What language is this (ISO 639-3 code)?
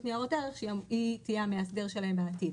heb